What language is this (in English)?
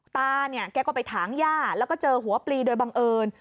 Thai